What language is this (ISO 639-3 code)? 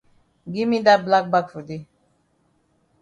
wes